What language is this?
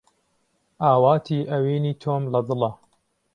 Central Kurdish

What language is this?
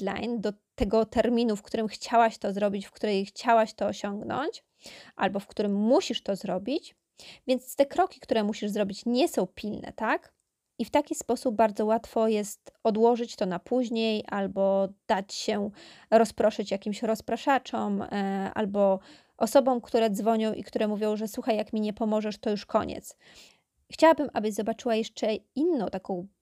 Polish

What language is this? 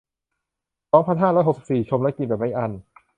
Thai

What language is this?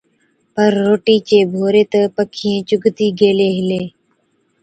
Od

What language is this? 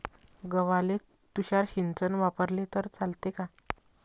Marathi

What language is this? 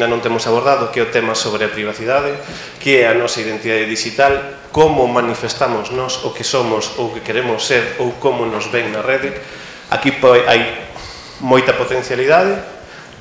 Spanish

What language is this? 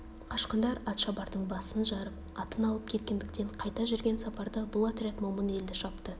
Kazakh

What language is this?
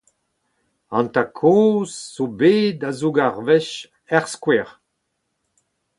Breton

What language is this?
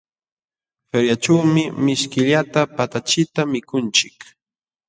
Jauja Wanca Quechua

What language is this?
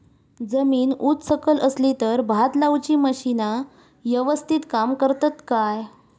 Marathi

